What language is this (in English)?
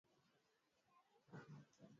Swahili